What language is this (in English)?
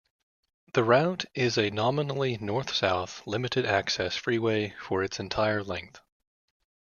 English